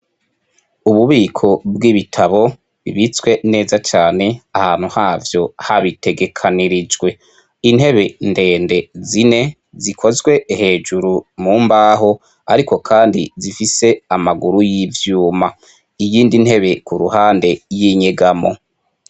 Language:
Rundi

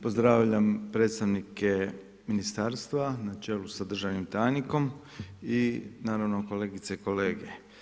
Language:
Croatian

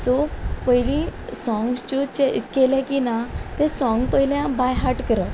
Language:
Konkani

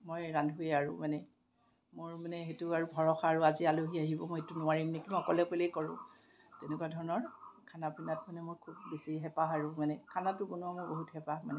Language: Assamese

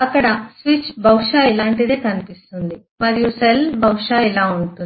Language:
Telugu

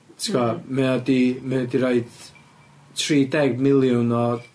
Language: Welsh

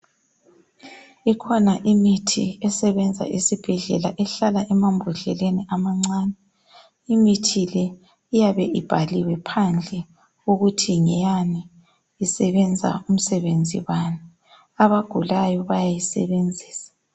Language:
North Ndebele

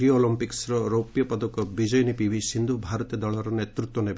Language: Odia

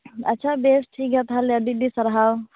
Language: Santali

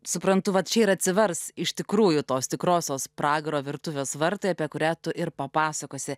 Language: Lithuanian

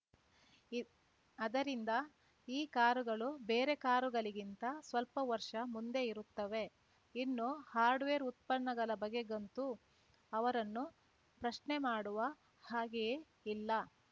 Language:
Kannada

